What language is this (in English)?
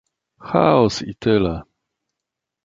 Polish